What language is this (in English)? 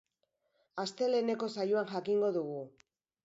Basque